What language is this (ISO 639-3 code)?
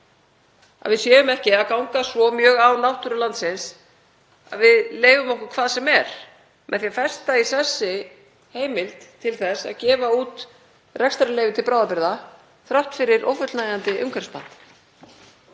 isl